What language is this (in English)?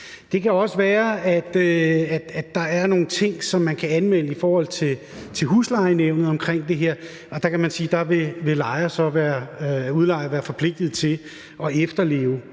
Danish